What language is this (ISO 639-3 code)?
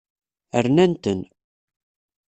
kab